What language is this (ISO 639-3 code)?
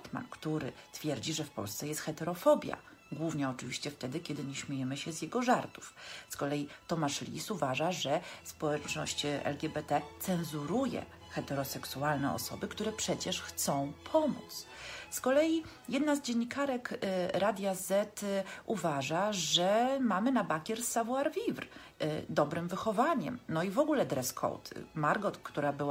pol